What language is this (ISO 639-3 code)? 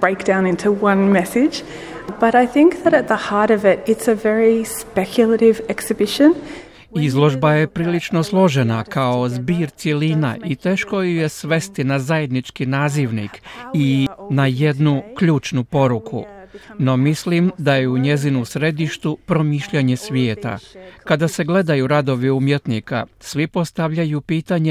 hrv